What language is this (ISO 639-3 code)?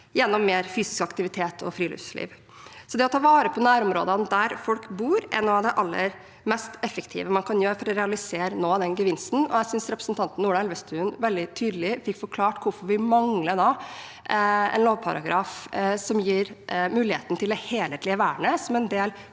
nor